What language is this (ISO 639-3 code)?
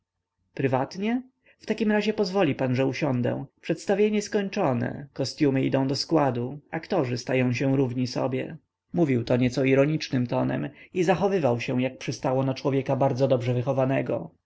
pol